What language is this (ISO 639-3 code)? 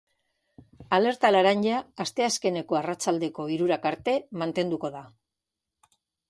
eus